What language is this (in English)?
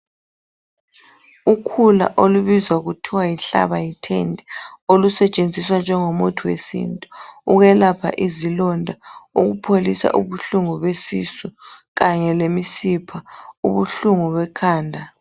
North Ndebele